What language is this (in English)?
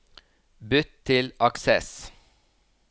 Norwegian